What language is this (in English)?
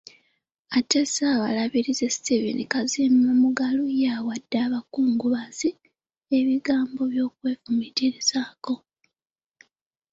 Ganda